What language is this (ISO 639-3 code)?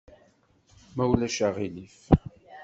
kab